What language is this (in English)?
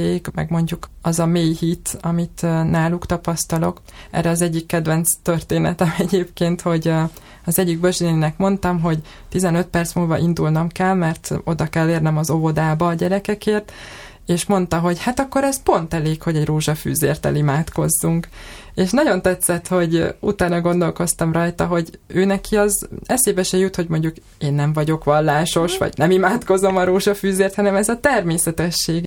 Hungarian